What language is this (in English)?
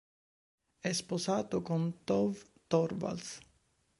Italian